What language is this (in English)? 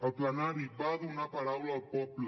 Catalan